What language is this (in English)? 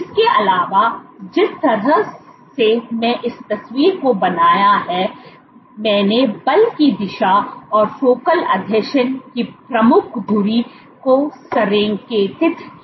Hindi